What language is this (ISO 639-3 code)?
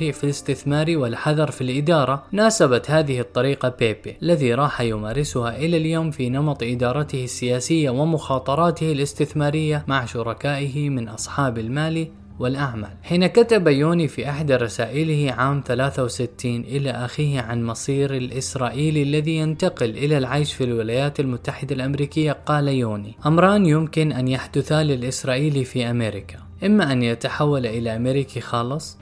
ara